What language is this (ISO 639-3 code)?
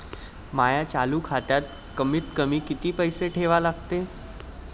mar